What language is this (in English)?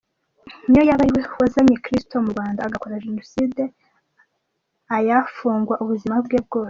Kinyarwanda